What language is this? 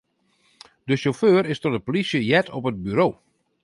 Western Frisian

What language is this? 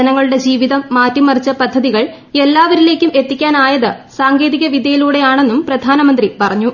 Malayalam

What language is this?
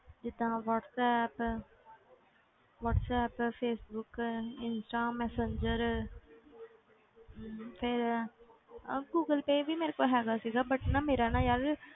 Punjabi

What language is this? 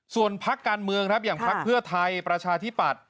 Thai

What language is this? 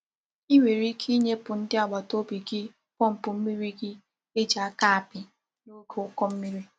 Igbo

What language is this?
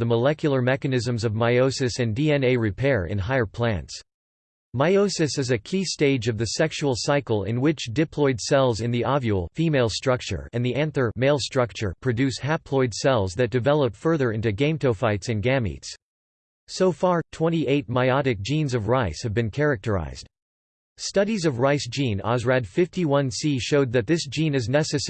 English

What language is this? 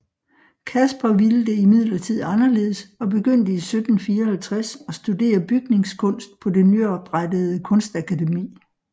Danish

